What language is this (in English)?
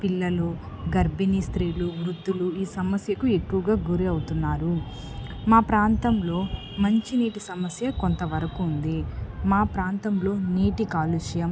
Telugu